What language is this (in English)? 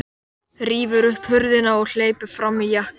Icelandic